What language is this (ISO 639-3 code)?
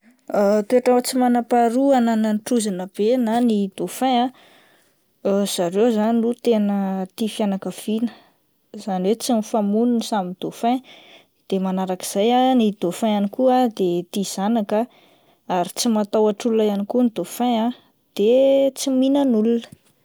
mlg